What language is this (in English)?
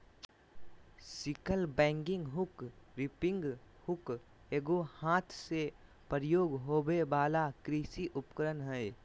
Magahi